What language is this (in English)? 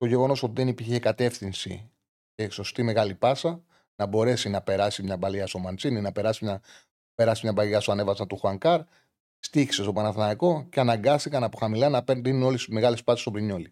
Greek